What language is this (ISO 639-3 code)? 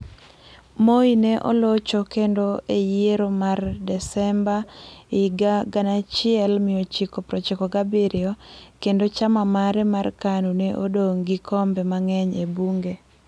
luo